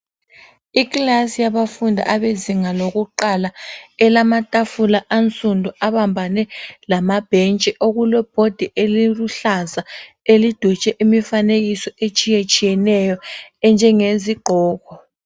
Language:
North Ndebele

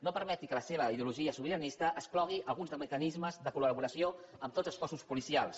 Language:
Catalan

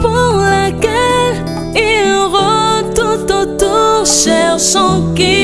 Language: Spanish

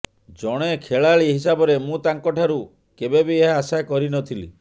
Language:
Odia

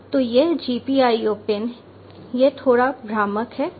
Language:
Hindi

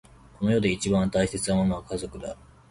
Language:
Japanese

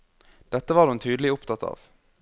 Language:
Norwegian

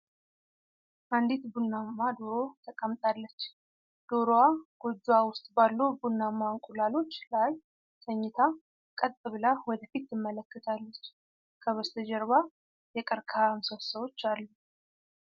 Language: Amharic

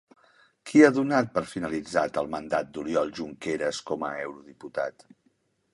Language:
Catalan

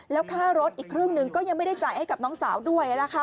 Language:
Thai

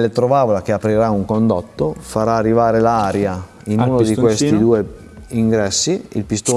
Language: Italian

